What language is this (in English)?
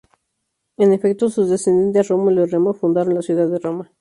Spanish